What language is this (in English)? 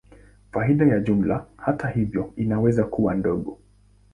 Swahili